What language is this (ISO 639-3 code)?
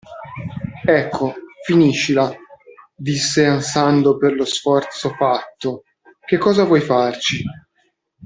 ita